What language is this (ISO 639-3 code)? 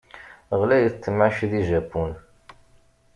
kab